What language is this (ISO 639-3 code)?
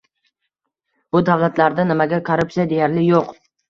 uzb